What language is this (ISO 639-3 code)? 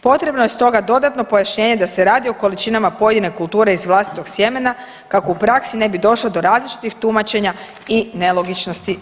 hrv